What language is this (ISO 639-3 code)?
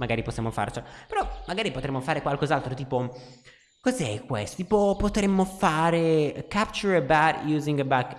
ita